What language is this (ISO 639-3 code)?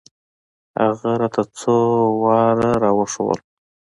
pus